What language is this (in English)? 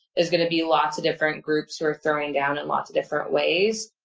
English